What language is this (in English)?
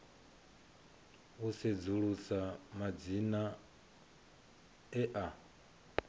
Venda